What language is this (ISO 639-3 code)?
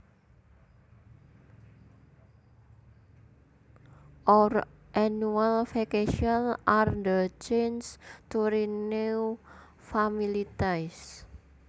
jav